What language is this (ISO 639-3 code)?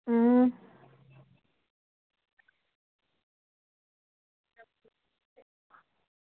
doi